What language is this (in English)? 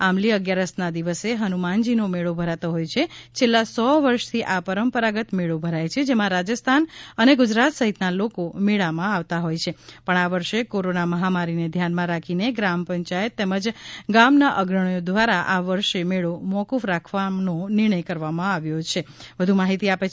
Gujarati